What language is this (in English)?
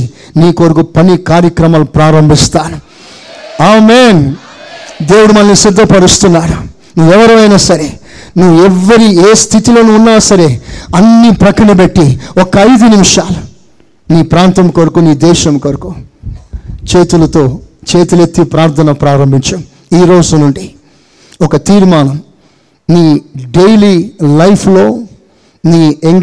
Telugu